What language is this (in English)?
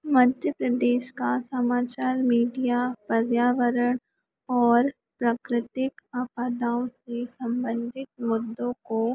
Hindi